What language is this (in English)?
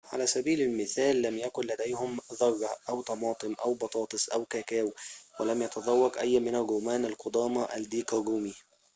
Arabic